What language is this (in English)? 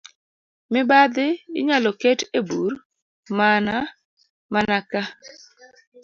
Luo (Kenya and Tanzania)